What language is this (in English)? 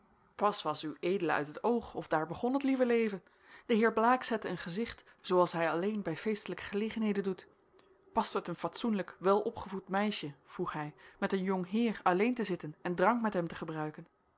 Dutch